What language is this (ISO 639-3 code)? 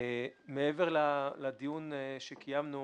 heb